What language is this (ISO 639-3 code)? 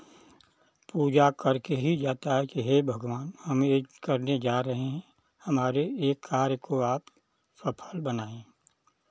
hin